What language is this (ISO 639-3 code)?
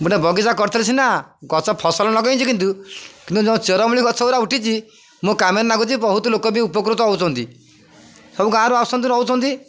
ori